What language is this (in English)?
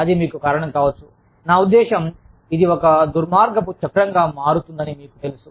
Telugu